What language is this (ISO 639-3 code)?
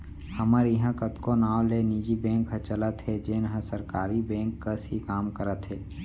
hne